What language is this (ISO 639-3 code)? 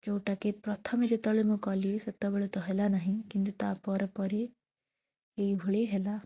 ori